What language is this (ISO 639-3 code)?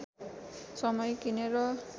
nep